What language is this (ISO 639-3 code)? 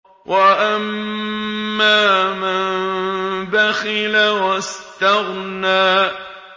ara